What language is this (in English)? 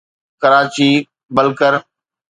Sindhi